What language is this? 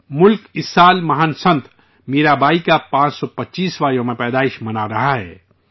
Urdu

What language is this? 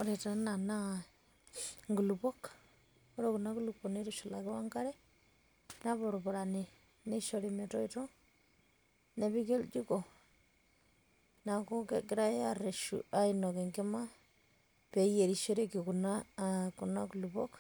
Masai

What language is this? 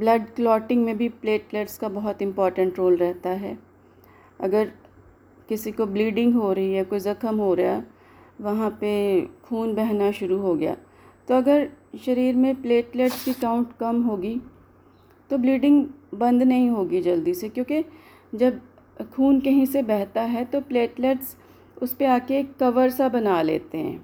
Hindi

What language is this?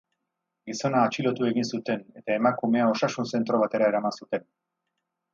Basque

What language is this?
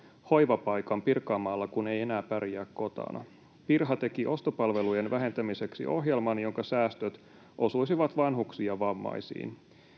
Finnish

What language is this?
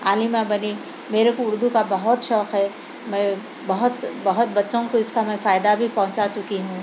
Urdu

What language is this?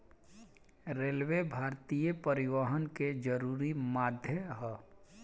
Bhojpuri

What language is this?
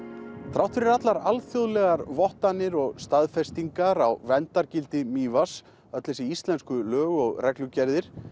Icelandic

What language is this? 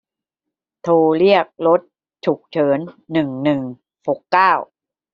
Thai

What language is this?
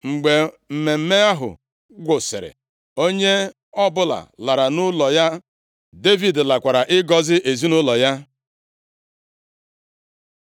Igbo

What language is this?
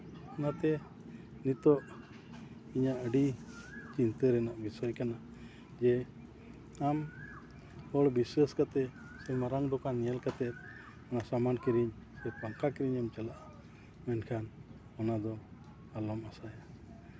Santali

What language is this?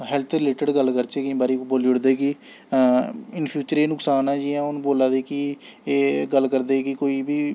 Dogri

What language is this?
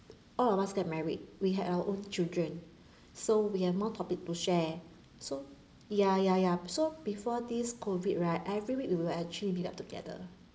English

